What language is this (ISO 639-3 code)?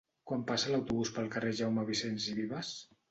cat